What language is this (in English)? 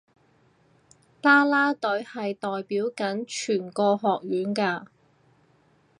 Cantonese